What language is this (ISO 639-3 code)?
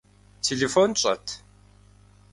kbd